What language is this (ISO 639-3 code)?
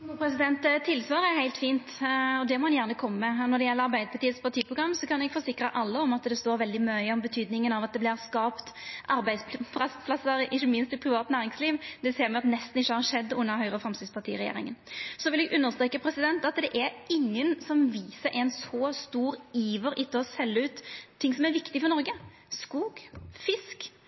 nor